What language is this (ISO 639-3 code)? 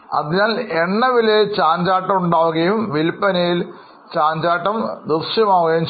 mal